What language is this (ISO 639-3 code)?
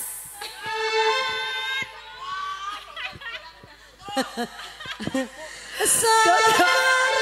ind